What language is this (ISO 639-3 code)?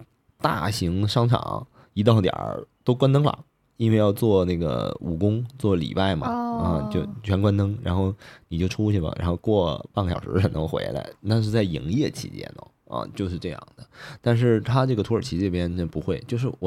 zho